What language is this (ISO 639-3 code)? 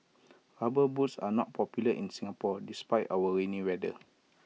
eng